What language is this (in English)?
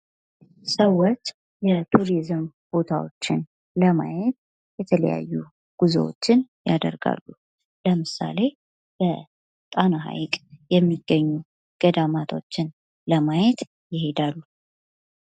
Amharic